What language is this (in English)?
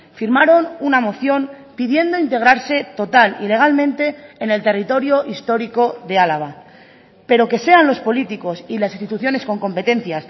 Spanish